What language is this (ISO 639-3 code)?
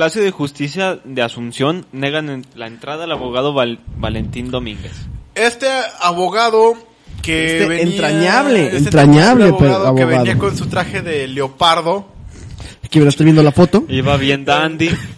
spa